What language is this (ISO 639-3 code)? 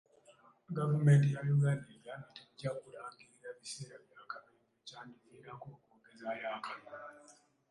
lug